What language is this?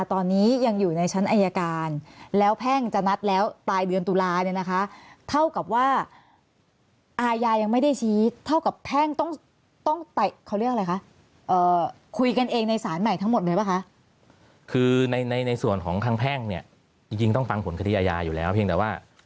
Thai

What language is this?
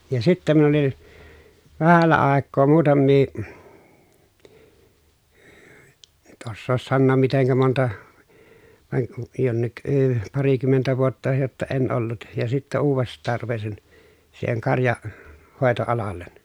Finnish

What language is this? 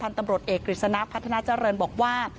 Thai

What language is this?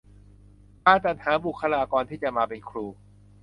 Thai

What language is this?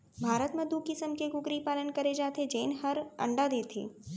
Chhattisgarhi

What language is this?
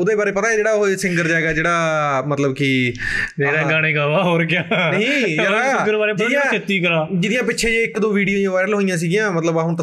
Punjabi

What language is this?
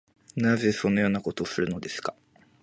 Japanese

